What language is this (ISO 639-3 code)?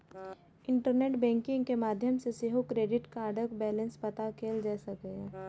mai